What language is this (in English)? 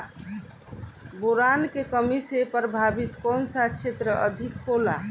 Bhojpuri